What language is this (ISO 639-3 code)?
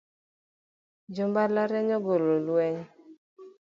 luo